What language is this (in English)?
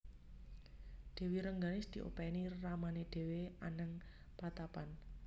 Javanese